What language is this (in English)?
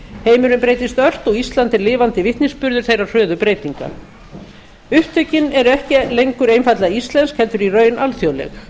Icelandic